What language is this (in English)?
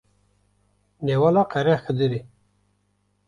Kurdish